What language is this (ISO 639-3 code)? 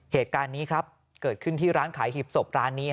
tha